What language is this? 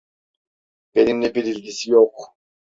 Turkish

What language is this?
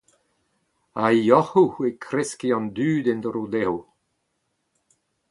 Breton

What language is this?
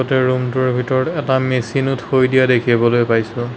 Assamese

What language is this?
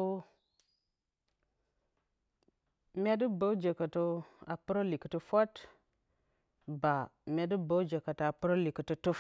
Bacama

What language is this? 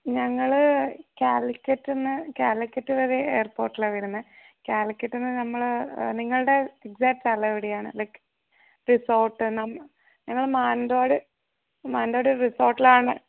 Malayalam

